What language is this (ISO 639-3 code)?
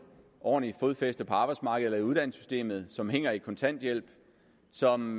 dan